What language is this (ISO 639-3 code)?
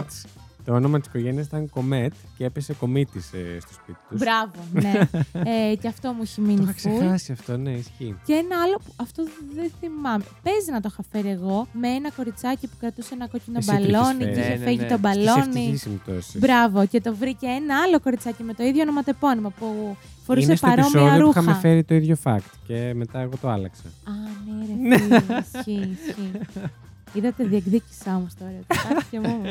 ell